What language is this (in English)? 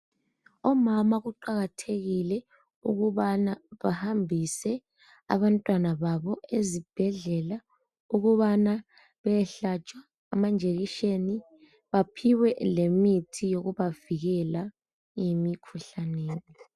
North Ndebele